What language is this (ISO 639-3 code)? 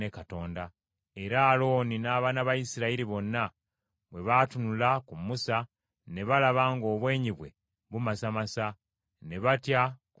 lug